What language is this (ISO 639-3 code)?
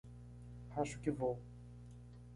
por